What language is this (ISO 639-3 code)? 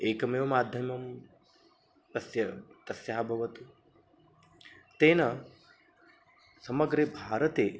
san